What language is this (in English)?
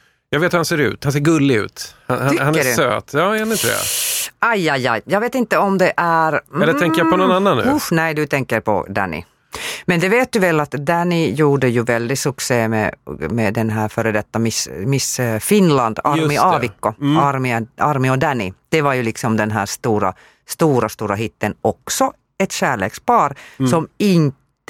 Swedish